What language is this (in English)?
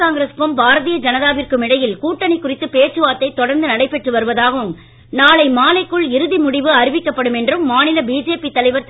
Tamil